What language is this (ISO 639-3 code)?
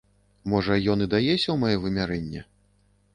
bel